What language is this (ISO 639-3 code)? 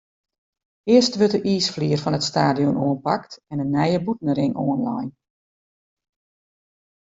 fry